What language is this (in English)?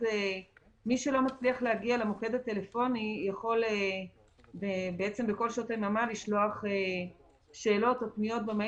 Hebrew